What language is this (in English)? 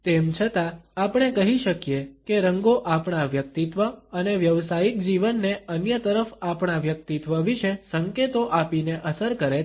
Gujarati